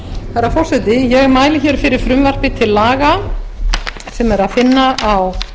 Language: Icelandic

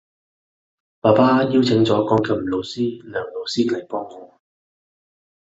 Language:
Cantonese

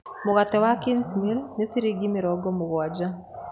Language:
Kikuyu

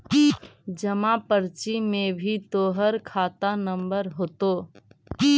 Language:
Magahi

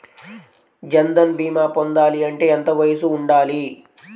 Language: Telugu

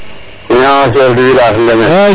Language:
Serer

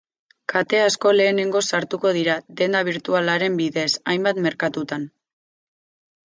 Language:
Basque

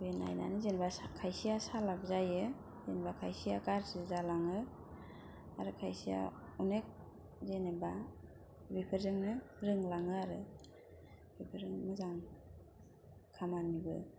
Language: Bodo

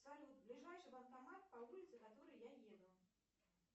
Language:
Russian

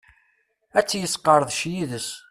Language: Kabyle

